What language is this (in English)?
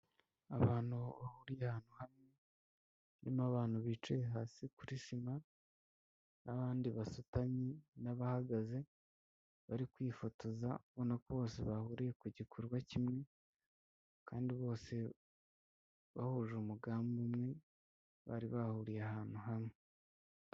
Kinyarwanda